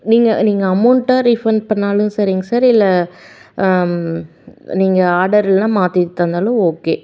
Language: Tamil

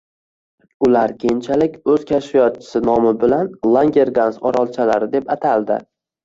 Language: Uzbek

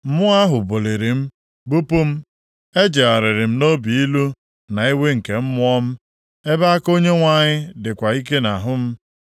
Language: Igbo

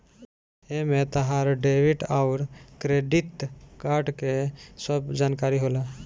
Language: Bhojpuri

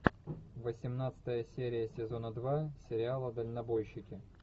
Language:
Russian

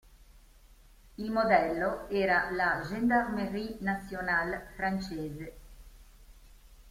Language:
Italian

